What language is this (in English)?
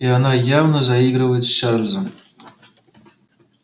Russian